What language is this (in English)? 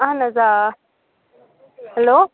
Kashmiri